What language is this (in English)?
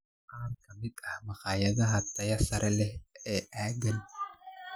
Somali